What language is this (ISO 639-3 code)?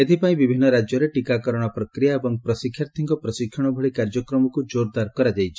ori